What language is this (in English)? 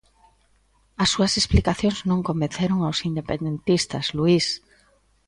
Galician